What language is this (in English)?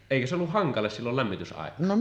Finnish